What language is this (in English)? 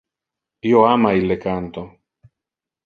Interlingua